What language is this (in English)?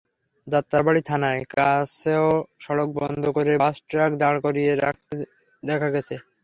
Bangla